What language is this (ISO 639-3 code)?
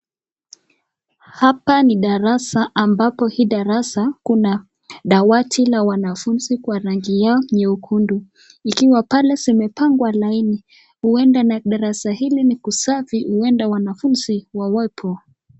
swa